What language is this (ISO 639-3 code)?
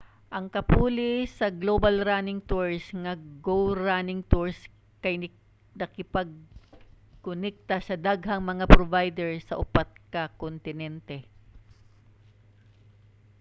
ceb